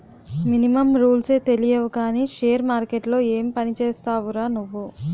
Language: Telugu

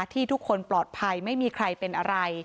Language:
Thai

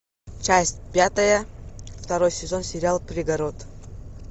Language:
Russian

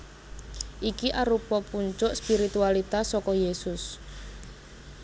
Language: Javanese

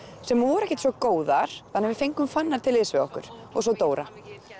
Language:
Icelandic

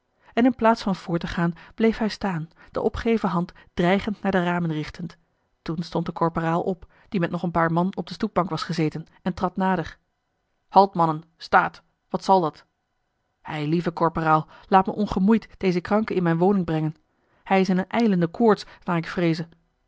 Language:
Dutch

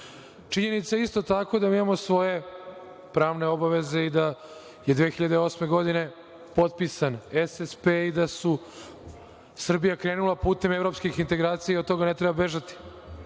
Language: Serbian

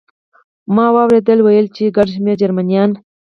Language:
Pashto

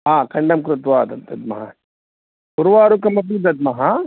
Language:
Sanskrit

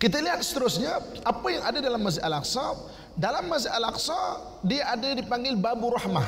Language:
Malay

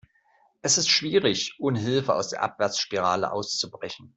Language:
German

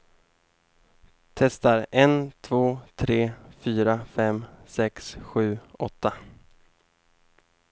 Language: Swedish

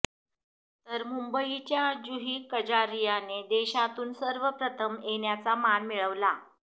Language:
Marathi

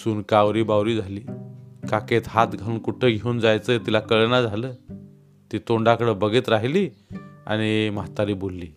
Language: Marathi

